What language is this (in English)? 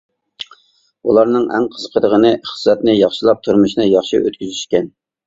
Uyghur